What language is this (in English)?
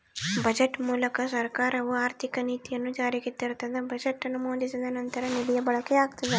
Kannada